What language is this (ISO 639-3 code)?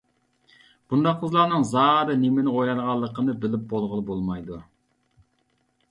uig